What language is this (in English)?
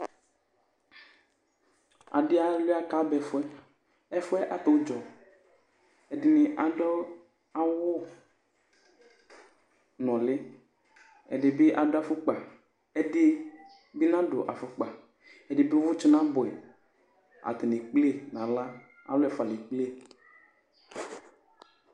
Ikposo